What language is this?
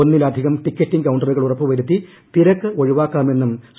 Malayalam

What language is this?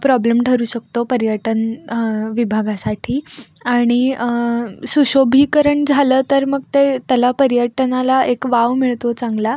Marathi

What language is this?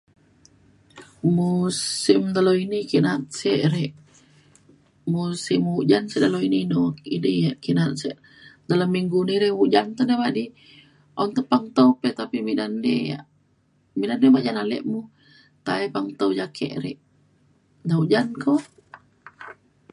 Mainstream Kenyah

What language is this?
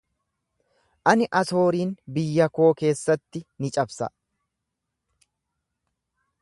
Oromo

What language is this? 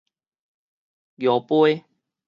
Min Nan Chinese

